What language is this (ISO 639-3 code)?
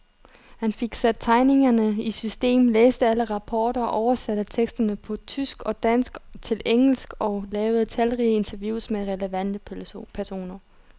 dan